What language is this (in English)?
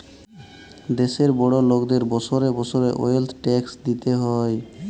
Bangla